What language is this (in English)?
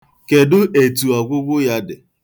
Igbo